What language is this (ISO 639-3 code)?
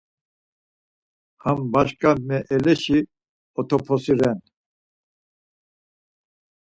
lzz